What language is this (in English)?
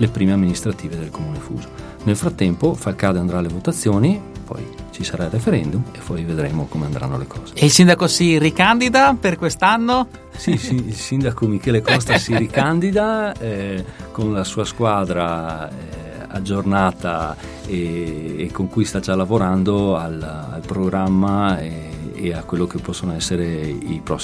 Italian